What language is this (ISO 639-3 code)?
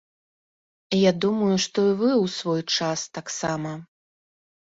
bel